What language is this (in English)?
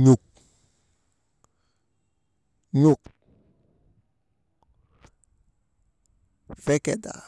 Maba